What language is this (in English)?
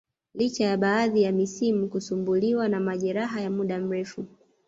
Swahili